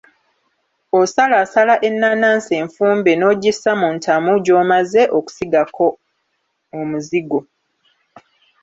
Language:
Ganda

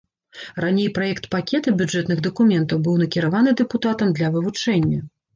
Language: Belarusian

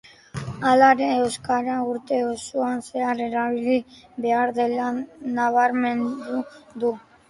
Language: Basque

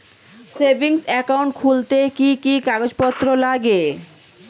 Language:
Bangla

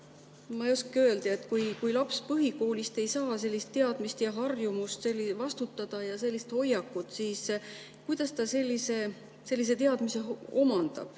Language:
Estonian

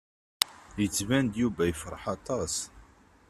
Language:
Kabyle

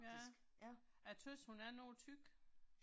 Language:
Danish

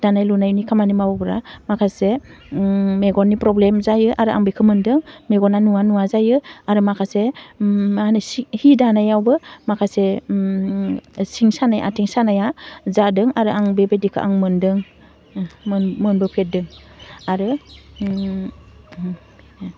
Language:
Bodo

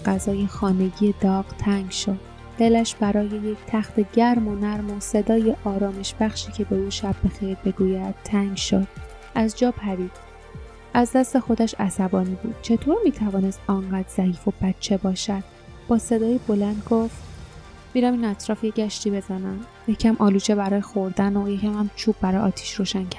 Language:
Persian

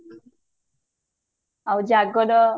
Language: Odia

